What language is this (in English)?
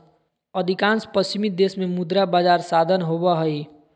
Magahi